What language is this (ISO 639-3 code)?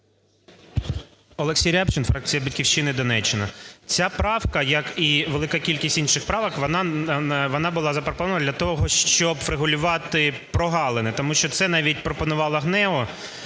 ukr